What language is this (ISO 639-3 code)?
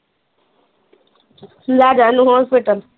pan